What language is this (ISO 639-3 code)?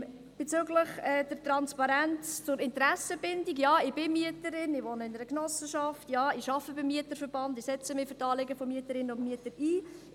gsw